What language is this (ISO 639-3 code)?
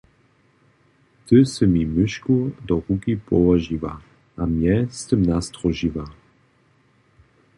hsb